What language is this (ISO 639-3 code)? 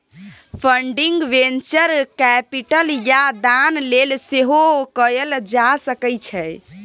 mai